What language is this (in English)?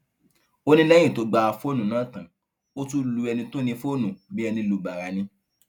Yoruba